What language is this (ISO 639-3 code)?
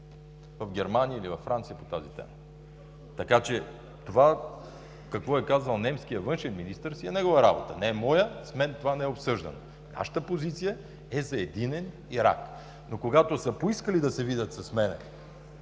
bul